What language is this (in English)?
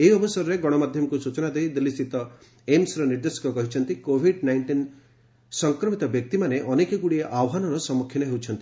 Odia